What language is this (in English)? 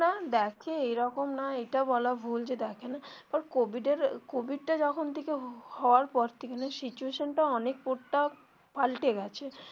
Bangla